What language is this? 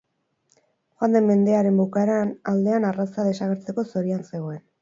Basque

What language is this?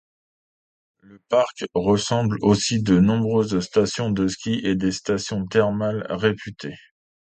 French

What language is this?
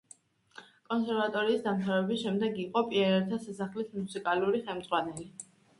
Georgian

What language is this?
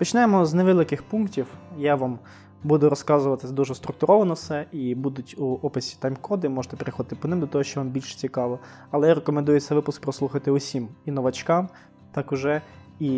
Ukrainian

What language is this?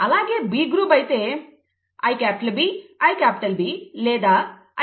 Telugu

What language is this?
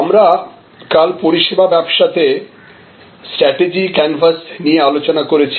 Bangla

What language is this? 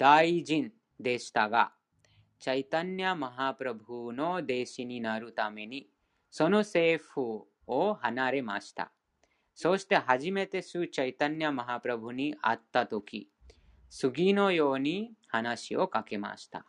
Japanese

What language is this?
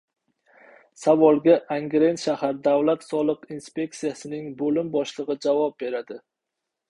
Uzbek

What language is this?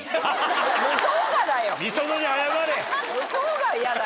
Japanese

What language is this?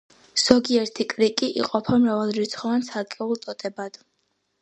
Georgian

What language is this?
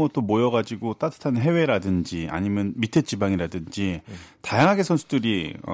Korean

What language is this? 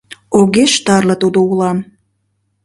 Mari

